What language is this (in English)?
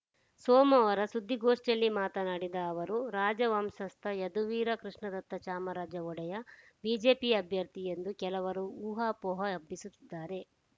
Kannada